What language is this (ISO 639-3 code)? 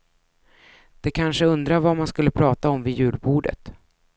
swe